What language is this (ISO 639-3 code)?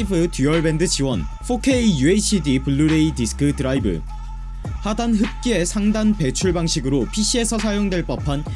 kor